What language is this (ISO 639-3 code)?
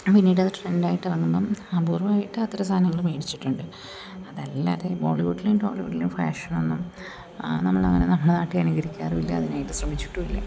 mal